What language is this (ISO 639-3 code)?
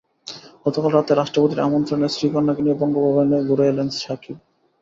ben